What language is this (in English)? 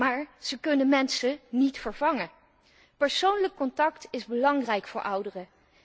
Dutch